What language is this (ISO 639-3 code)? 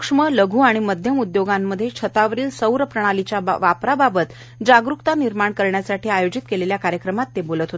mar